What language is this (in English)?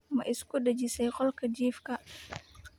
Somali